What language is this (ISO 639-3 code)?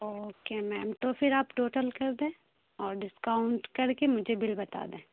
urd